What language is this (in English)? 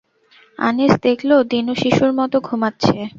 Bangla